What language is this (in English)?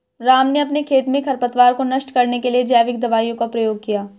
Hindi